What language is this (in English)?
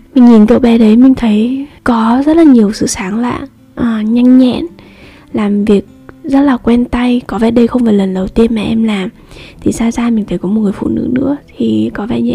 Vietnamese